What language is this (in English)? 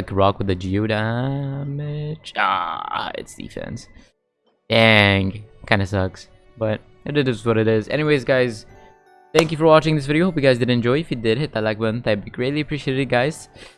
English